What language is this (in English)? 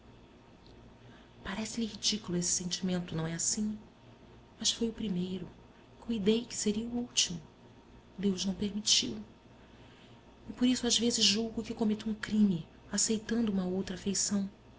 Portuguese